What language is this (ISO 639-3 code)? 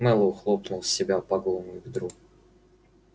rus